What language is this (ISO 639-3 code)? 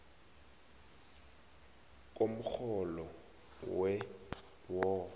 nbl